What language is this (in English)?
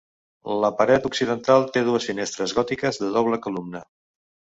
Catalan